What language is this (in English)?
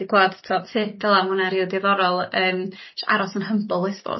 Welsh